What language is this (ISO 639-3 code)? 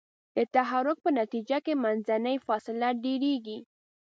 pus